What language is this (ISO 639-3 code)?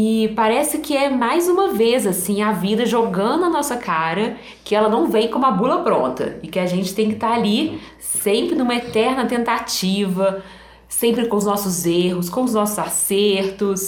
por